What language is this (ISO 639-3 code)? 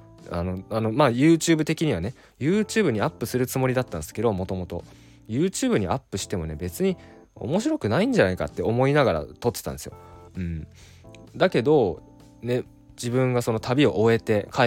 jpn